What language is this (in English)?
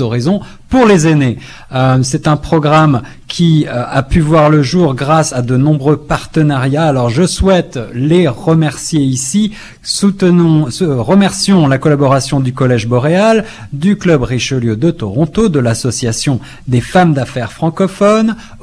French